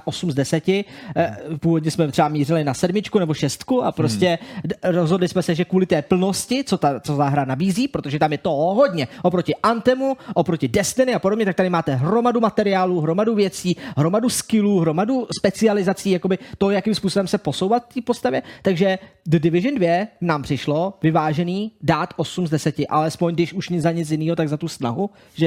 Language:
Czech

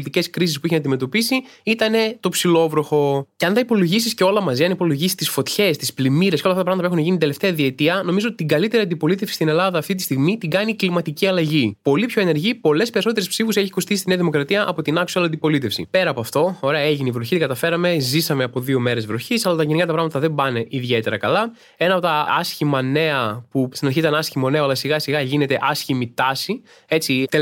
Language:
Greek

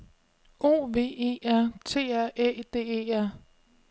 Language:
Danish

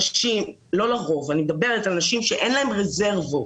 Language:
Hebrew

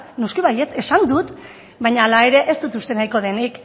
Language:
Basque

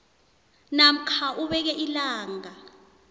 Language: South Ndebele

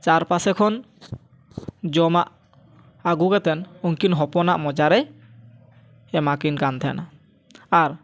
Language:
Santali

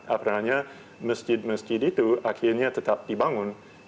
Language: Indonesian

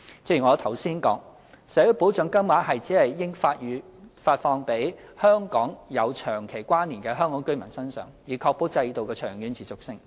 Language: Cantonese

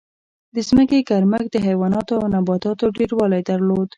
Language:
Pashto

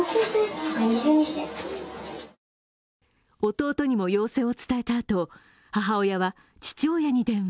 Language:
Japanese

